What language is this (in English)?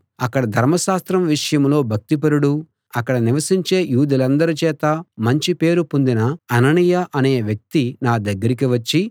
Telugu